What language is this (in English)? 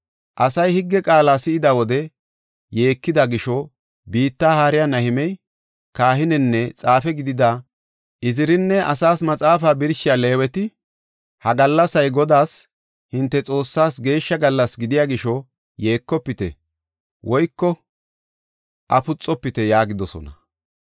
Gofa